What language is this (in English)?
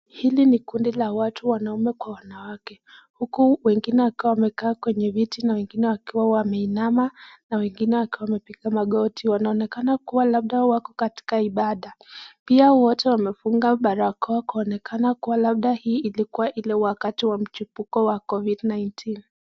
Swahili